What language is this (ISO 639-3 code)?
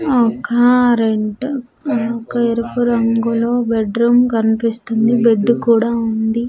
tel